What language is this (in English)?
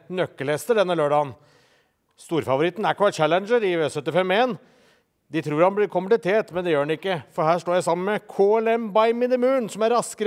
Norwegian